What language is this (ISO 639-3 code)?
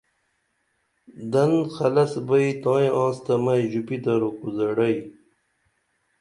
dml